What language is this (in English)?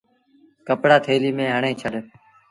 Sindhi Bhil